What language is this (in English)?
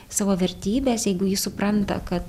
Lithuanian